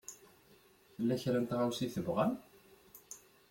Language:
Kabyle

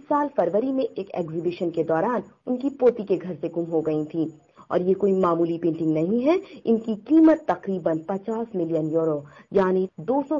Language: Hindi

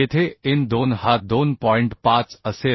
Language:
Marathi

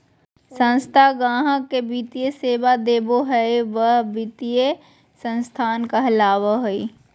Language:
Magahi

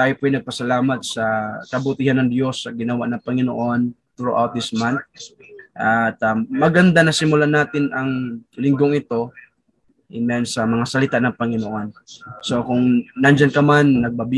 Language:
Filipino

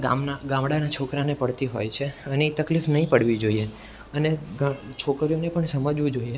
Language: Gujarati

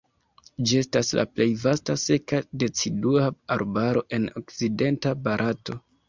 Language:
Esperanto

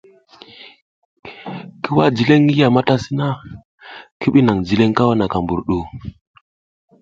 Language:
South Giziga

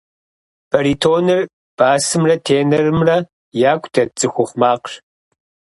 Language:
Kabardian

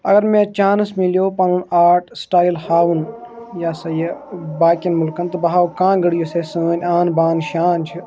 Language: Kashmiri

